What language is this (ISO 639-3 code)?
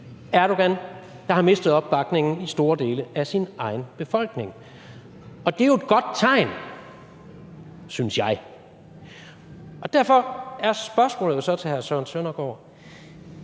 dan